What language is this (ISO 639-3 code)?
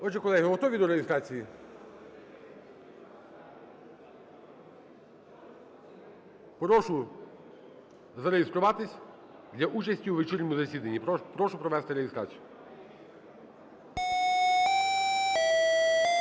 ukr